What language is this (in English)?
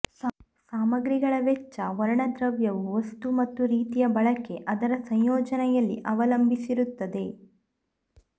Kannada